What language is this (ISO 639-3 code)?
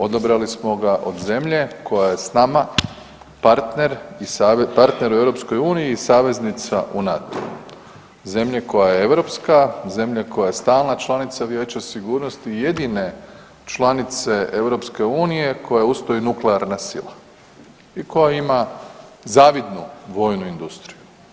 hrv